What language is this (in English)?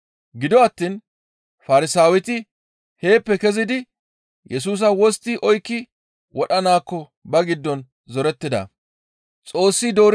Gamo